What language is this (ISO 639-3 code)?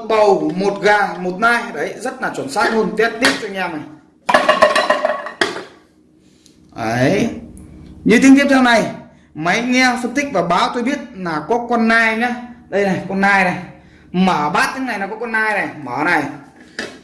vie